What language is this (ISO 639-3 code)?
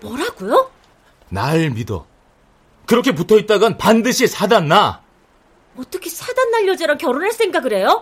kor